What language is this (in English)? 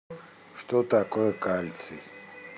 Russian